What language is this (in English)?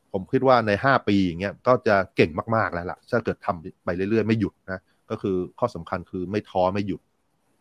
Thai